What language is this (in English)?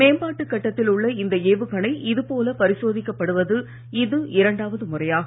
Tamil